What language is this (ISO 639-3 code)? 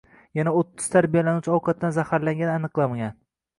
uzb